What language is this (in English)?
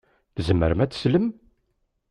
Kabyle